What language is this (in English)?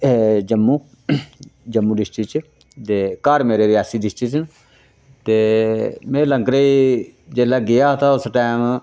Dogri